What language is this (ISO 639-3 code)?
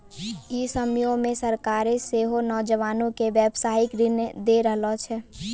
mai